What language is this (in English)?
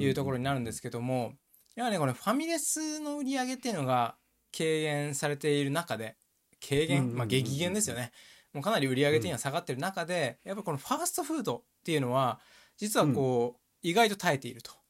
Japanese